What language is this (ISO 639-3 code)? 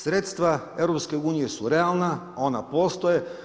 hrv